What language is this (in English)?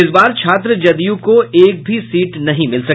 Hindi